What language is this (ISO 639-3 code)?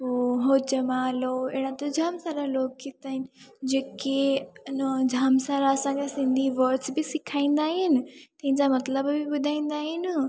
snd